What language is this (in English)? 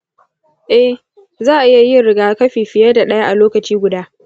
Hausa